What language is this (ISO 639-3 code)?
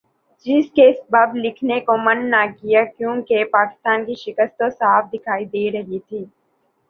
urd